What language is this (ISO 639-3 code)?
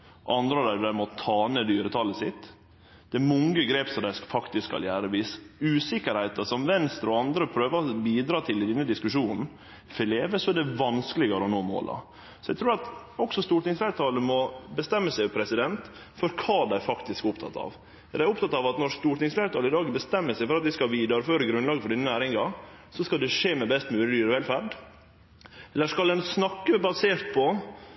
nno